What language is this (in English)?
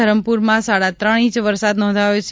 Gujarati